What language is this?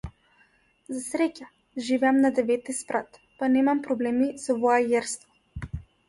Macedonian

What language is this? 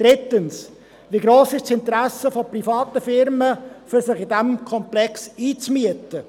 Swiss German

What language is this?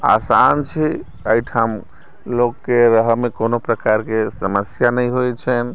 Maithili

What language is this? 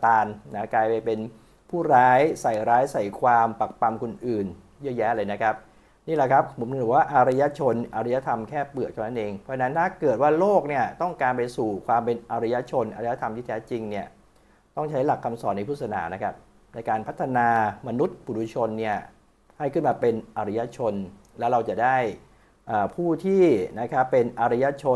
Thai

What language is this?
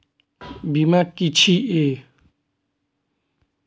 Maithili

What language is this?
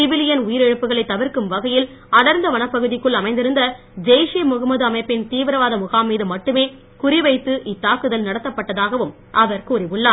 Tamil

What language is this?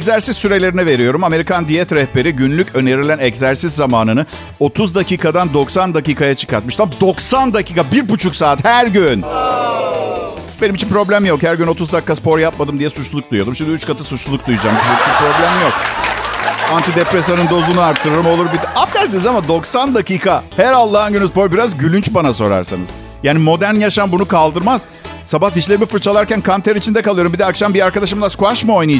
Turkish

